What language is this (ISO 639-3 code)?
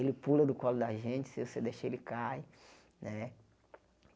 por